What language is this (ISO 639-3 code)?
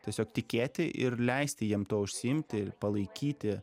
lit